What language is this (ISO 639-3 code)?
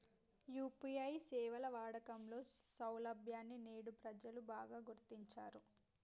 tel